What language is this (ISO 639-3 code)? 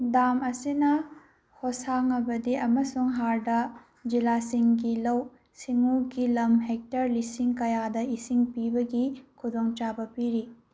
mni